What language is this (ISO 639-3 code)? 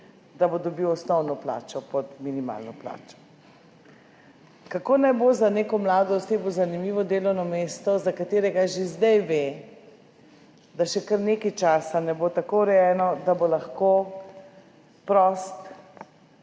slv